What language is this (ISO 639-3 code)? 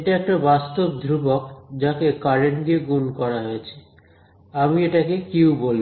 ben